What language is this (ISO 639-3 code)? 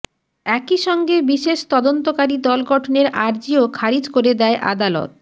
ben